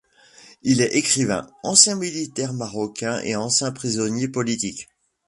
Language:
French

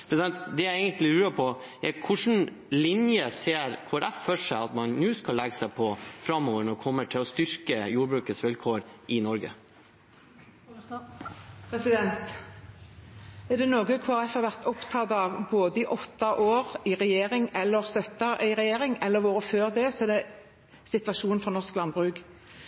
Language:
Norwegian Bokmål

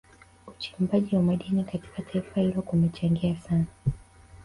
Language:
Swahili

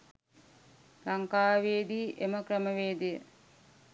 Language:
Sinhala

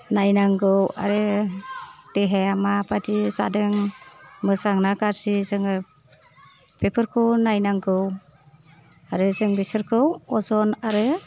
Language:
Bodo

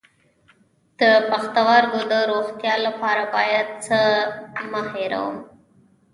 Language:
Pashto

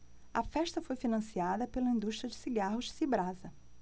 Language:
Portuguese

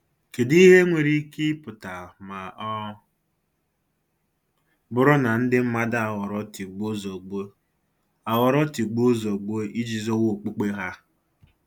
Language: Igbo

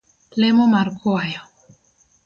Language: Luo (Kenya and Tanzania)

